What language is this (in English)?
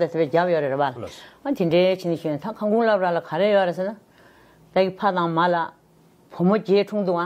Korean